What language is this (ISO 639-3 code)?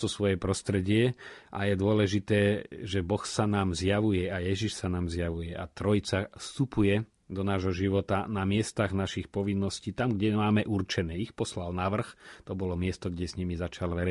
slk